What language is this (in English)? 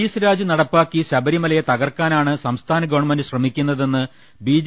Malayalam